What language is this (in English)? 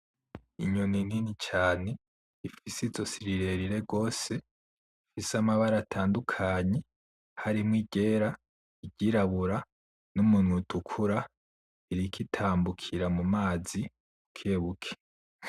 Rundi